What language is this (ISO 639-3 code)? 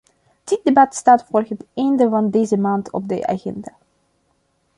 nld